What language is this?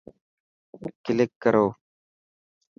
Dhatki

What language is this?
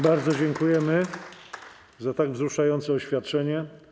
Polish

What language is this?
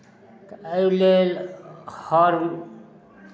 Maithili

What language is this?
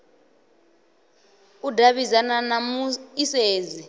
Venda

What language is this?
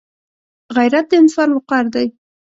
Pashto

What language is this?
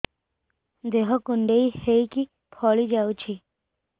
Odia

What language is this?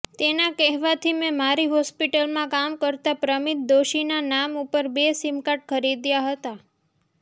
Gujarati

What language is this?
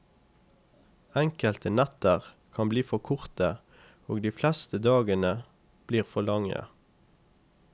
Norwegian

